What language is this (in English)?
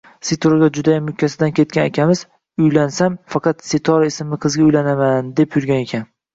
Uzbek